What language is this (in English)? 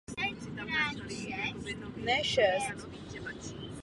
Czech